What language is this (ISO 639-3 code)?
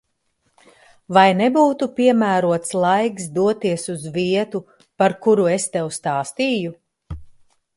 lav